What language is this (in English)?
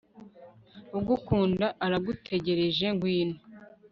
Kinyarwanda